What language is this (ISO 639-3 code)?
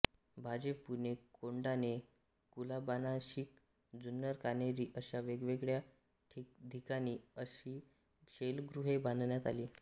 mar